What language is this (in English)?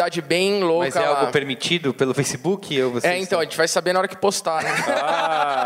Portuguese